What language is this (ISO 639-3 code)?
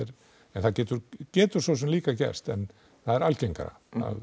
isl